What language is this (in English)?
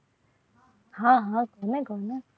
Gujarati